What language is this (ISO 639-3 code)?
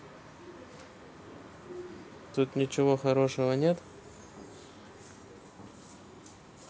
rus